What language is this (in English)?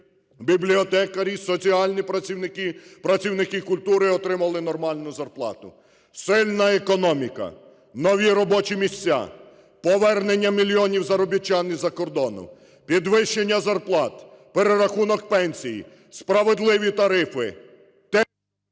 Ukrainian